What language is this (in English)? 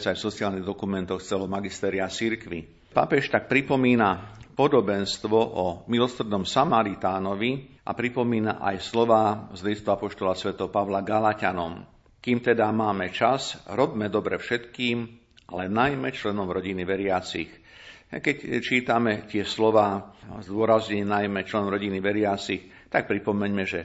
Slovak